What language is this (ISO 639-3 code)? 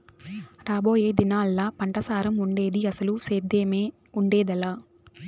tel